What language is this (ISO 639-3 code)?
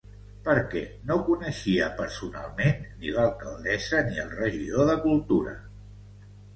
cat